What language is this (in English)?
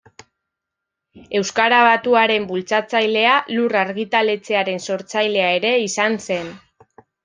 Basque